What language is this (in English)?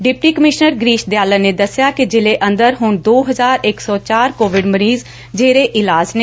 Punjabi